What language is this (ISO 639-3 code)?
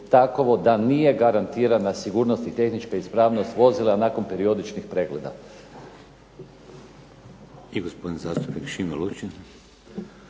hrv